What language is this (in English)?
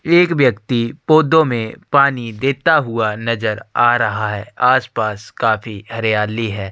Hindi